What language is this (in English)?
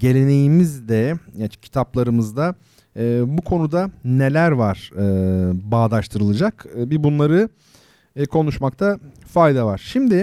Turkish